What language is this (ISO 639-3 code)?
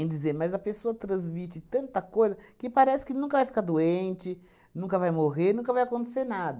por